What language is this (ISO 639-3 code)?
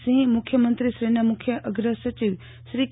guj